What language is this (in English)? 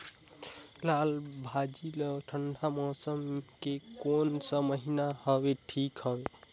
Chhattisgarhi